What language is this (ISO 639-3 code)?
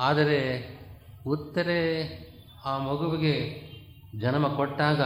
kan